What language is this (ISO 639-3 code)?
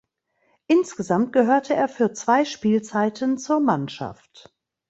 deu